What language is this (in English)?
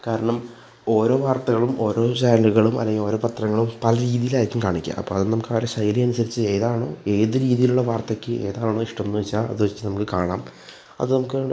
Malayalam